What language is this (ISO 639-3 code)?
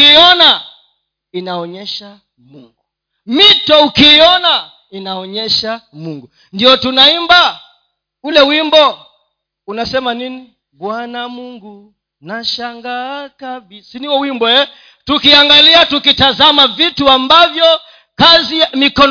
swa